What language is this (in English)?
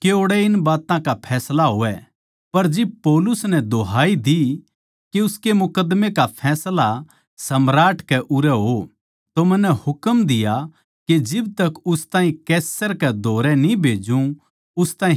Haryanvi